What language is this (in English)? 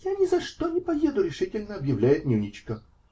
Russian